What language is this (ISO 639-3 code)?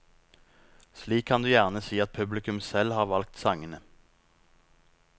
nor